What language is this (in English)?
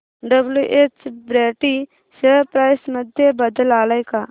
Marathi